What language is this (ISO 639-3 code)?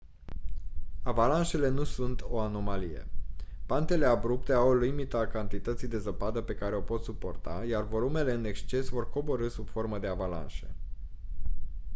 ron